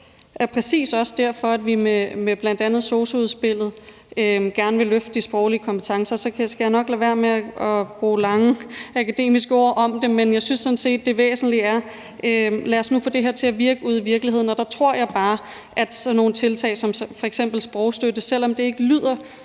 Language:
Danish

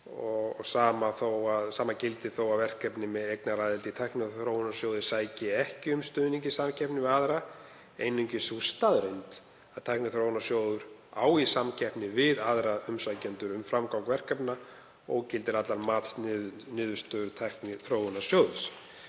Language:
Icelandic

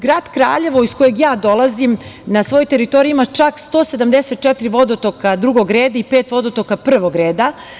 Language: Serbian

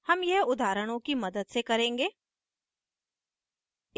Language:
Hindi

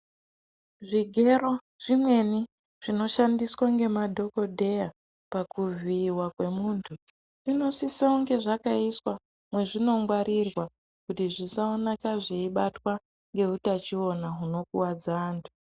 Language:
Ndau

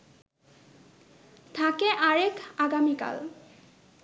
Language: Bangla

